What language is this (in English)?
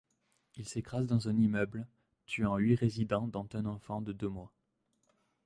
French